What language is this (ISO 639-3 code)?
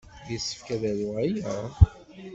kab